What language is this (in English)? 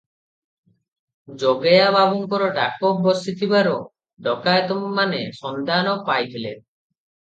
Odia